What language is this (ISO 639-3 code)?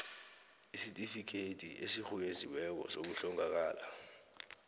nbl